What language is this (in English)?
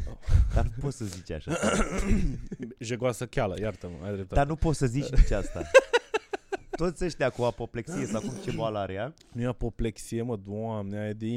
Romanian